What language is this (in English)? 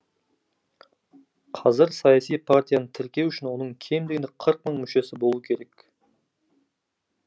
Kazakh